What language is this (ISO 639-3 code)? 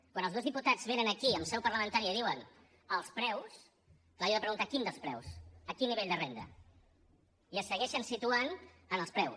cat